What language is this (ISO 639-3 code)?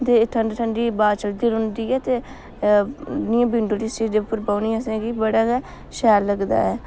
doi